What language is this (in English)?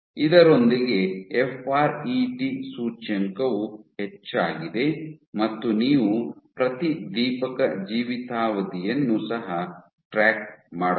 Kannada